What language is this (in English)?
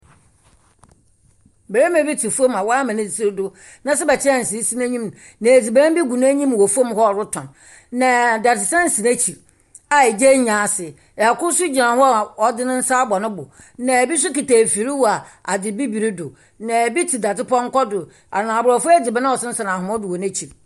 Akan